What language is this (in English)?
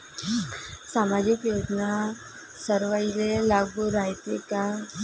Marathi